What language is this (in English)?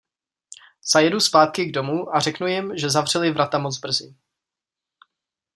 Czech